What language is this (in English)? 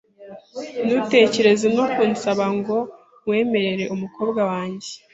Kinyarwanda